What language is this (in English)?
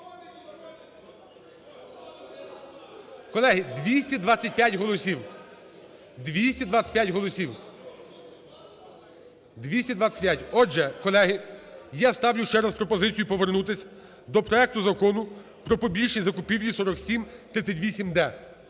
Ukrainian